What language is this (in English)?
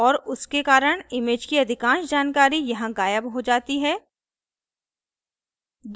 Hindi